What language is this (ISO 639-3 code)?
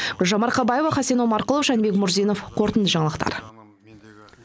kaz